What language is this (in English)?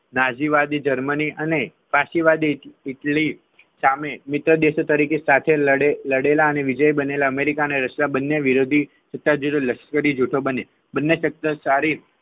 Gujarati